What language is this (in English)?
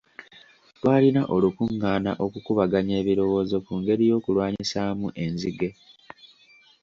Ganda